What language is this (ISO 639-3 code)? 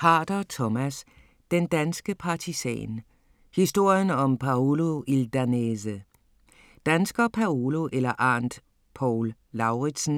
dan